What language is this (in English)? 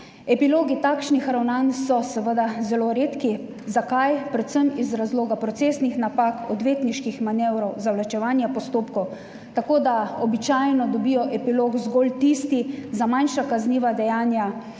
Slovenian